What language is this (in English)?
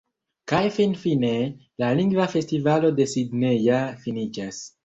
Esperanto